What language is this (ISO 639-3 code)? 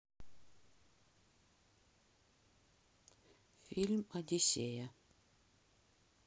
rus